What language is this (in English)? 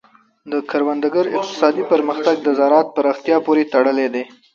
Pashto